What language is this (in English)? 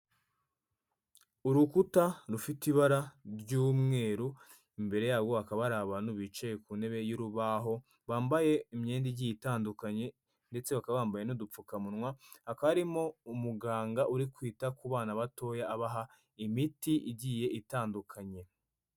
Kinyarwanda